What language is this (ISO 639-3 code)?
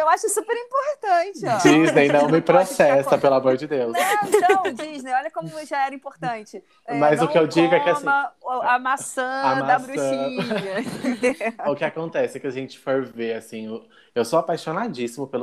por